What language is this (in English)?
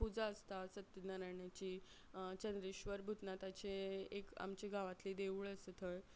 Konkani